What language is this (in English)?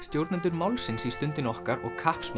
Icelandic